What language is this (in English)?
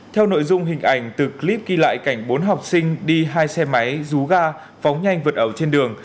Vietnamese